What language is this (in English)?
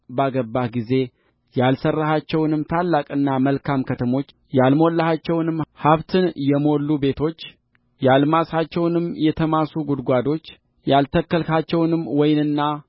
Amharic